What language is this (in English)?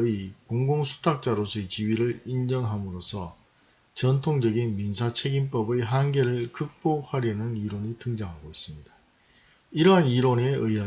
Korean